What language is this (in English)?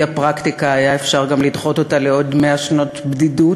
Hebrew